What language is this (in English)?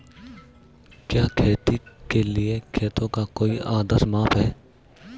Hindi